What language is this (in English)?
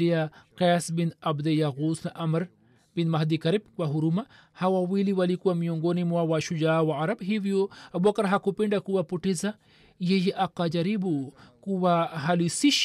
Swahili